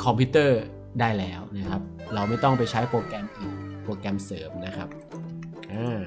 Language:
Thai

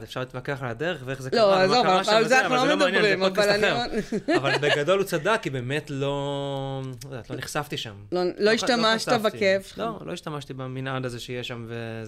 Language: Hebrew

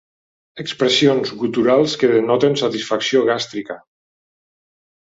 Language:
Catalan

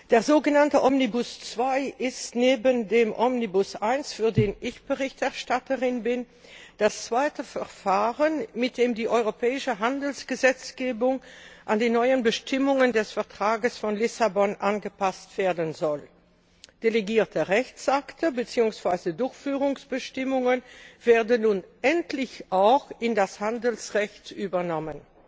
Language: German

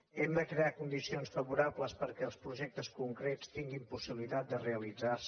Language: Catalan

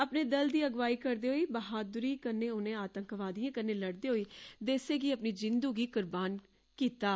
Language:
Dogri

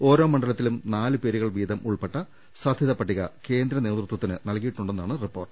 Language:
Malayalam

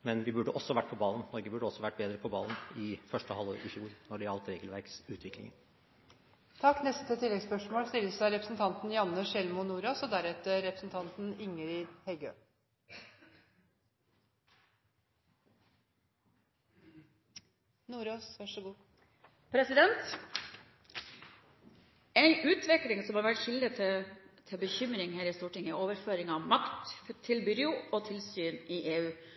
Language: Norwegian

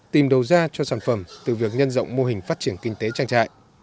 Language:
Vietnamese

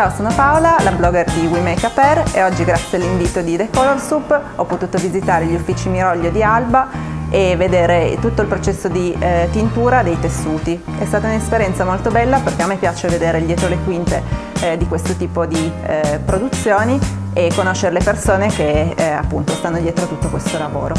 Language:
Italian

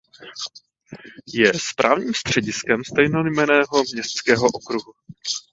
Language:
Czech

